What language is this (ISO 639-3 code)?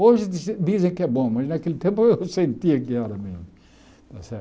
por